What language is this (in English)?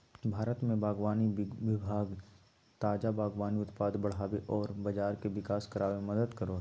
Magahi